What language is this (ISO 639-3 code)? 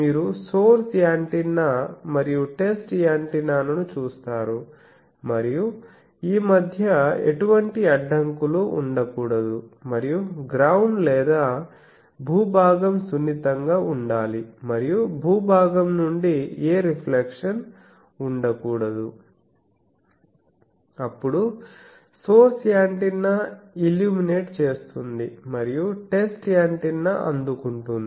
tel